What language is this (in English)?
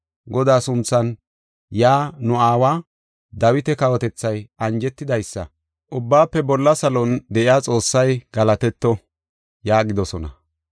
Gofa